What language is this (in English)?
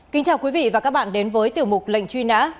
Vietnamese